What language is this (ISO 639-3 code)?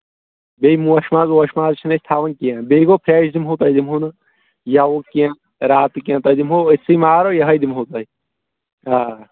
kas